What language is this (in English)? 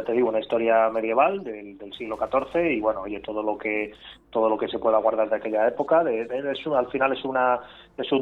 Spanish